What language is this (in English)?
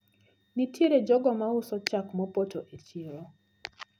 Luo (Kenya and Tanzania)